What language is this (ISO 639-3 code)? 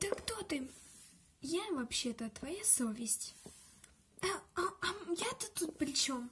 rus